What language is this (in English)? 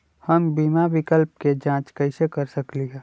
Magahi